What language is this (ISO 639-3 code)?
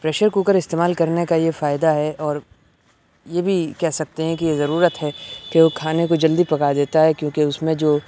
urd